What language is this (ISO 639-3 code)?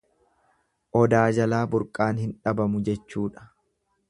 orm